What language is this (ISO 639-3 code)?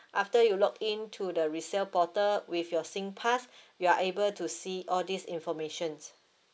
eng